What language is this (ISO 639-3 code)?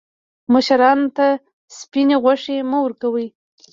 pus